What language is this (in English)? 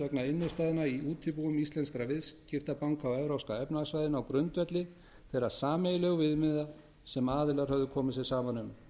Icelandic